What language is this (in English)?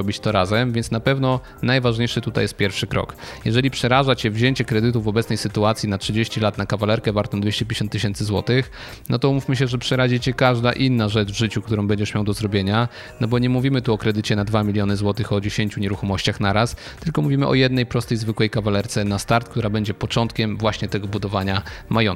Polish